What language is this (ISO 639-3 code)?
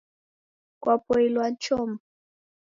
dav